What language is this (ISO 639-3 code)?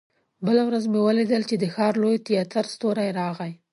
pus